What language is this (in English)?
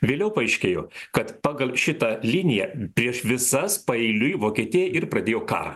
Lithuanian